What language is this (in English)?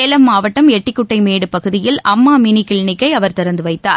Tamil